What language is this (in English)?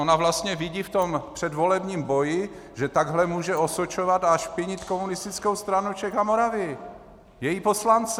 Czech